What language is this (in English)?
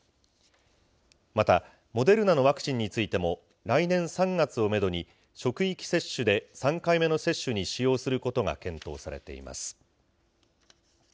Japanese